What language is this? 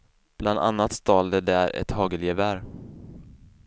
Swedish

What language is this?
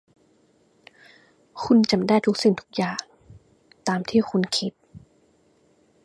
Thai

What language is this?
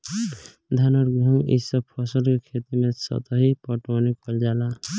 Bhojpuri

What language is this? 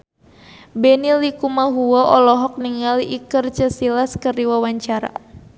Sundanese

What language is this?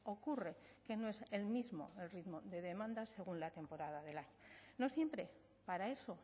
Spanish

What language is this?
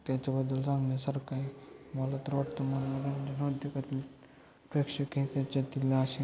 Marathi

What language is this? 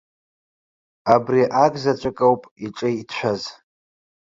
Abkhazian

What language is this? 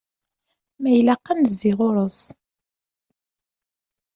Kabyle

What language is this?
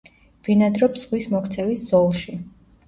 Georgian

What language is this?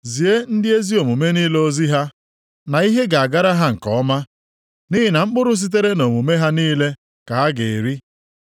Igbo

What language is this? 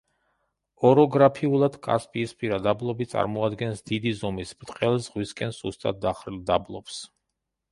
Georgian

